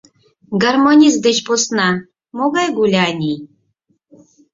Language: Mari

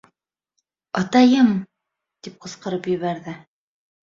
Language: Bashkir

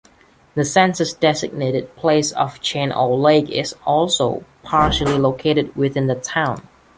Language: English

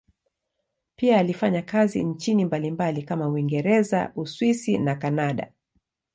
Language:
Swahili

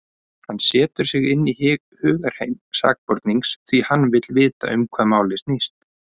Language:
Icelandic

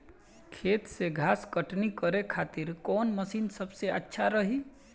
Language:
Bhojpuri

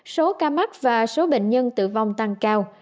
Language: Vietnamese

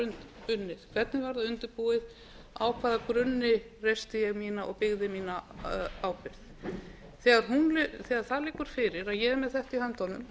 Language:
Icelandic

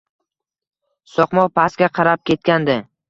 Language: Uzbek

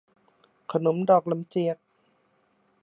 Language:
Thai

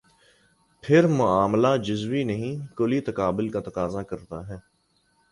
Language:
Urdu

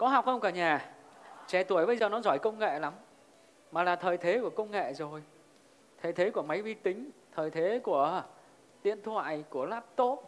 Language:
Vietnamese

